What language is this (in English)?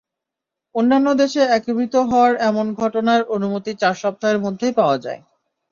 Bangla